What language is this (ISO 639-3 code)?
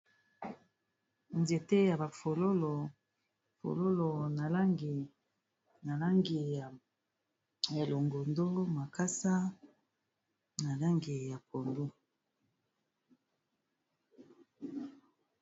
lin